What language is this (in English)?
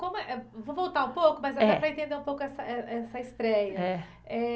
Portuguese